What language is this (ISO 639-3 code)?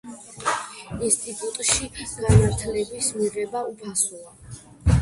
kat